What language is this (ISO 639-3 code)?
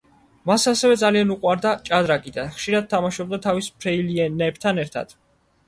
kat